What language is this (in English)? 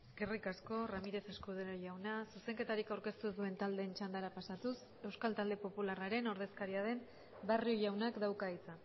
Basque